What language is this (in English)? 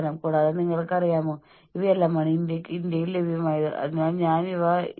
Malayalam